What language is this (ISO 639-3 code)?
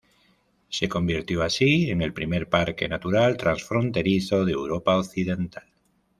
spa